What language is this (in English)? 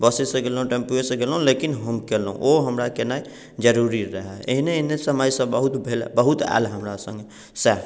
Maithili